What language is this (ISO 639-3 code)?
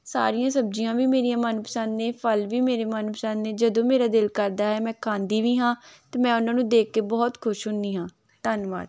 pan